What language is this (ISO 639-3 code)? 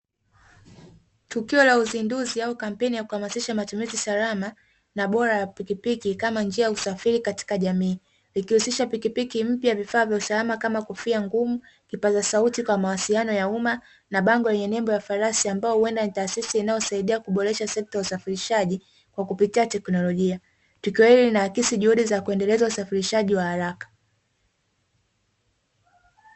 swa